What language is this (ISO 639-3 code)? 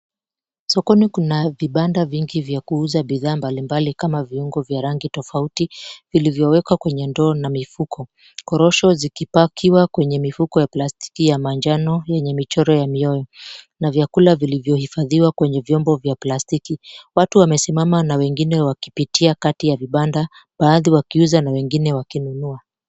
swa